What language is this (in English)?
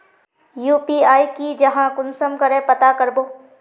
Magahi